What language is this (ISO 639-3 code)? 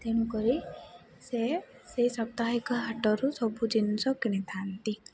ori